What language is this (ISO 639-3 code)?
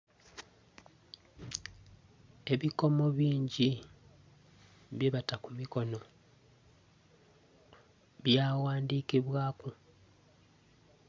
xog